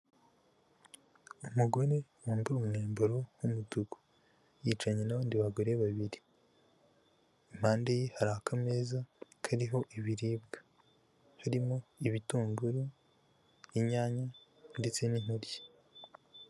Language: Kinyarwanda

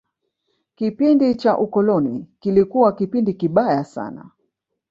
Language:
Swahili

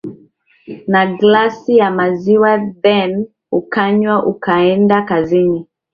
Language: Swahili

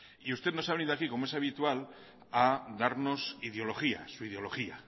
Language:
Spanish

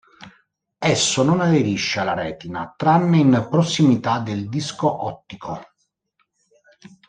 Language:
Italian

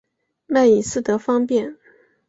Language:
Chinese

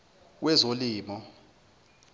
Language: Zulu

